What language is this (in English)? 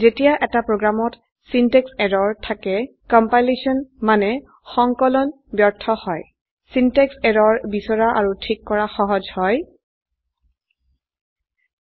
Assamese